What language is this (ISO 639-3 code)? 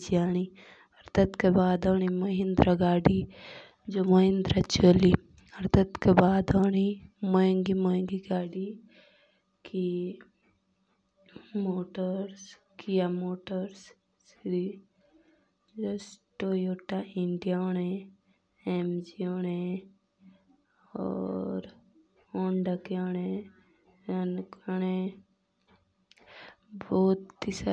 jns